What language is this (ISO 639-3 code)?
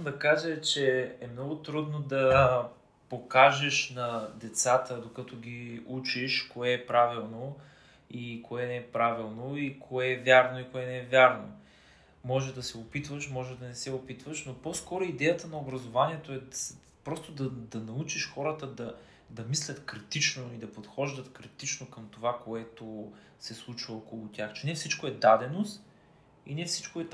bul